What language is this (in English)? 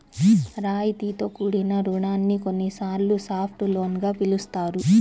Telugu